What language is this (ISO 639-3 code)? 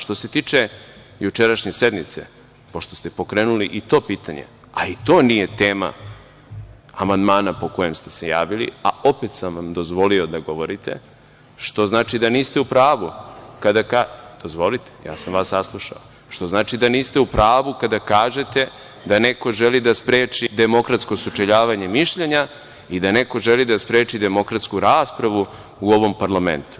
srp